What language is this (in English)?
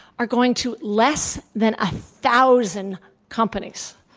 English